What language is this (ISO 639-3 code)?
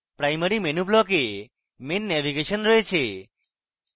ben